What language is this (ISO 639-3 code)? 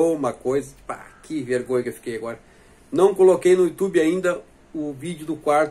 por